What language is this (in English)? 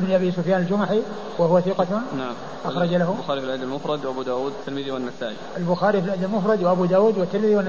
Arabic